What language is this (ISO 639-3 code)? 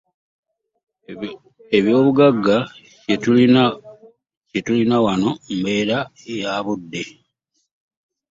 lug